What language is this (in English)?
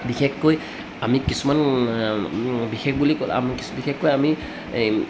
Assamese